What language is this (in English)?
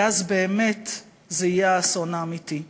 Hebrew